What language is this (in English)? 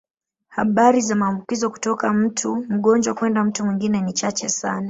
Swahili